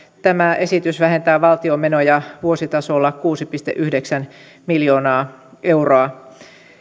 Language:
Finnish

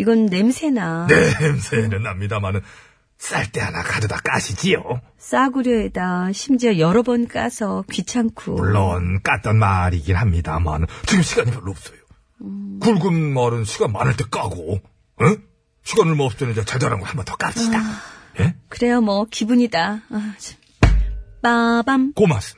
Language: Korean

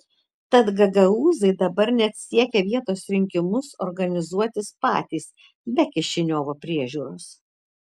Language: Lithuanian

